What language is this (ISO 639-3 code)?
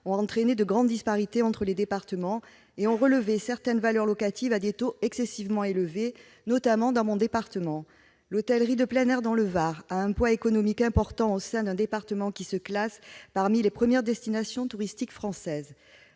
fra